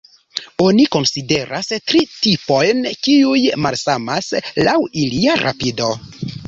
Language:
Esperanto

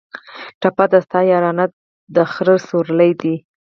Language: Pashto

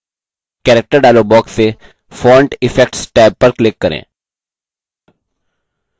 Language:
Hindi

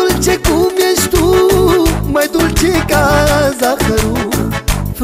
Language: Romanian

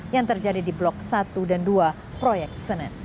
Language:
Indonesian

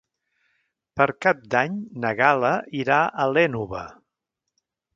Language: Catalan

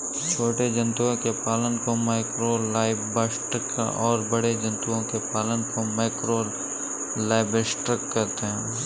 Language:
Hindi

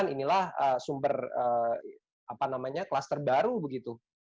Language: Indonesian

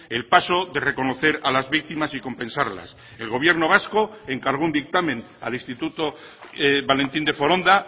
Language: Spanish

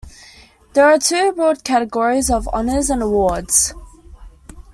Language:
English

